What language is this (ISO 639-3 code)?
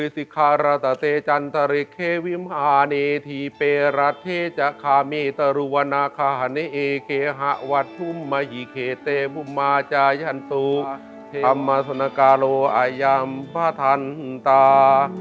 tha